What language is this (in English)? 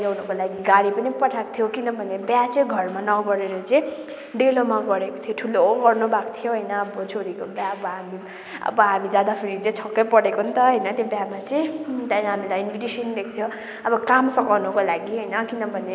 Nepali